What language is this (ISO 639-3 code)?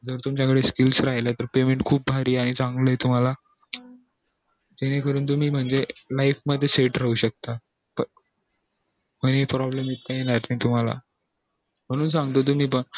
mar